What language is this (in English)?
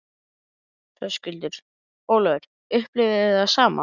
Icelandic